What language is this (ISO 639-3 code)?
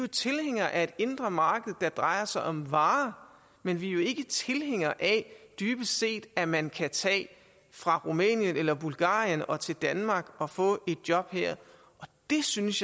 dan